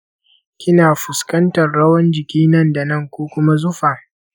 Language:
Hausa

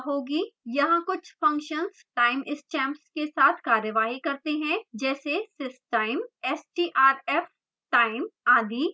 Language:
Hindi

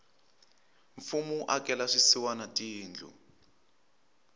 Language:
Tsonga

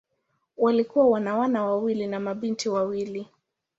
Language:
Swahili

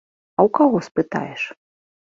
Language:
Belarusian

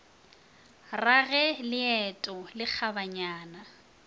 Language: Northern Sotho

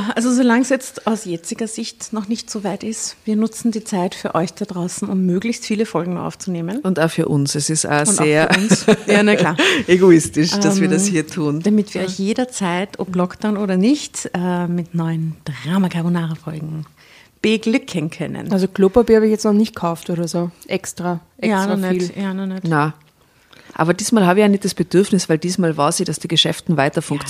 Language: German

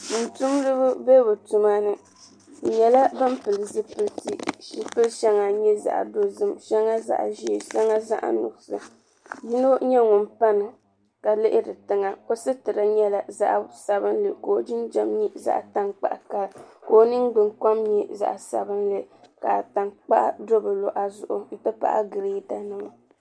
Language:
Dagbani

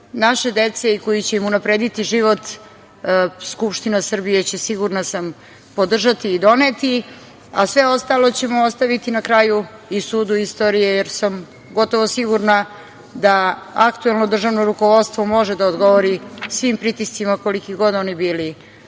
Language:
Serbian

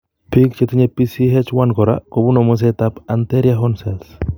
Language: Kalenjin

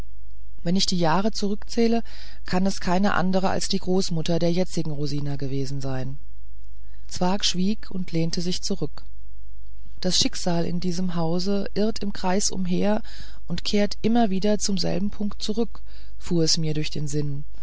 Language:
German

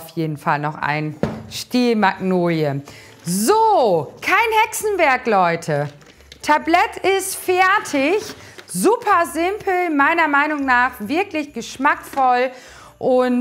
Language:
German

